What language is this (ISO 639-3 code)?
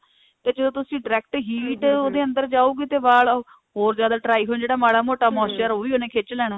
pan